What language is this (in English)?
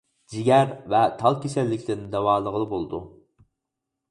Uyghur